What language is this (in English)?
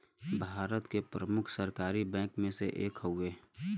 Bhojpuri